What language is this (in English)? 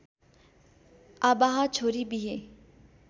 Nepali